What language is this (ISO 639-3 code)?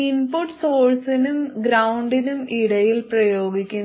mal